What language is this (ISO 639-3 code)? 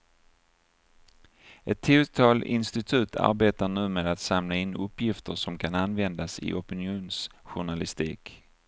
swe